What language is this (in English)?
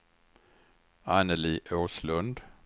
Swedish